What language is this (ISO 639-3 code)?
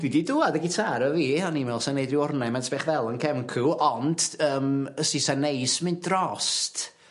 cym